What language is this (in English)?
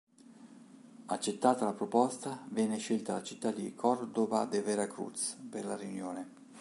Italian